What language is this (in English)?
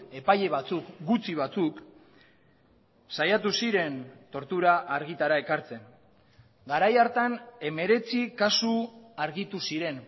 Basque